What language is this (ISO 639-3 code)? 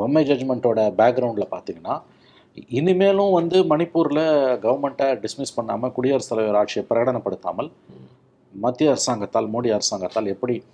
tam